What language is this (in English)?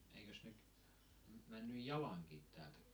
Finnish